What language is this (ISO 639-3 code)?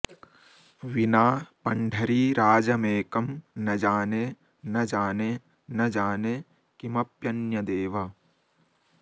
san